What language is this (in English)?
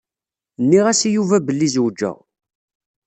Kabyle